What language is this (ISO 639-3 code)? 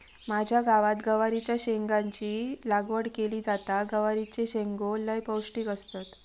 mar